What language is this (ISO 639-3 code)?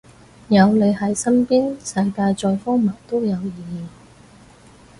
yue